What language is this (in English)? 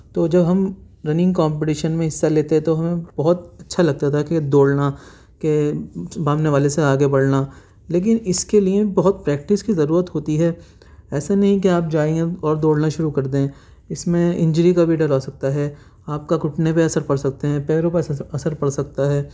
Urdu